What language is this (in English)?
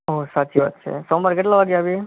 Gujarati